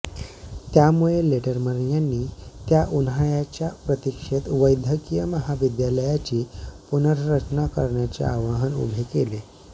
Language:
Marathi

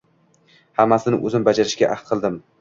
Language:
Uzbek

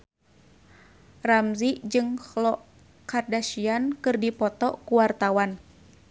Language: Sundanese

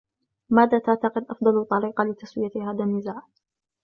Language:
Arabic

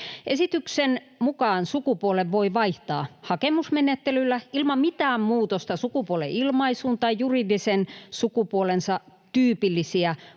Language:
Finnish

